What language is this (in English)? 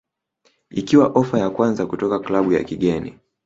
Swahili